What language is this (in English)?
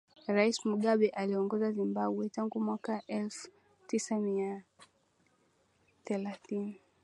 Swahili